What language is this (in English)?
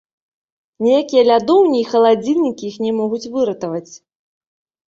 Belarusian